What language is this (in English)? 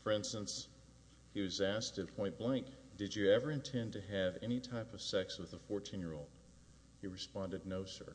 English